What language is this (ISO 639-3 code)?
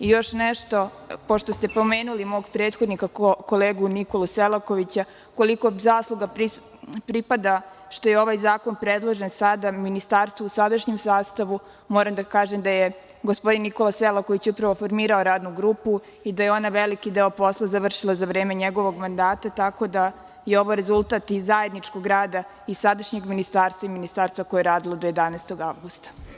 srp